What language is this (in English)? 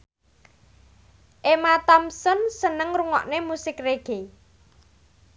Javanese